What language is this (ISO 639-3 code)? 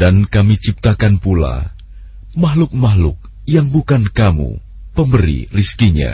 ind